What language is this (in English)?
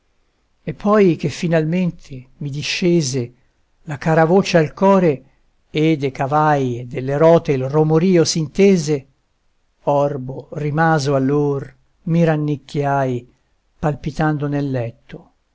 Italian